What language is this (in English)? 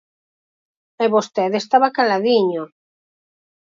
Galician